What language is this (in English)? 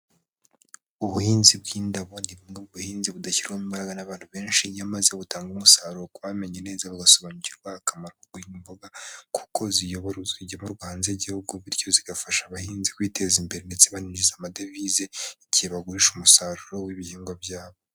Kinyarwanda